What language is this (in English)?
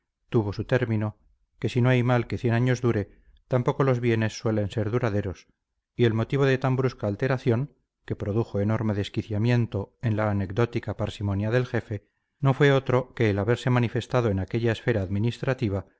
Spanish